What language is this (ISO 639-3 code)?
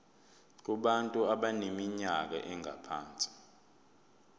zul